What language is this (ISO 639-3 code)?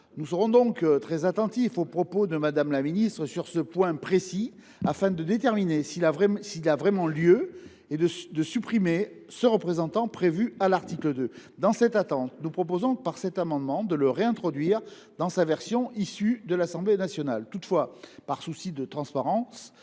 fra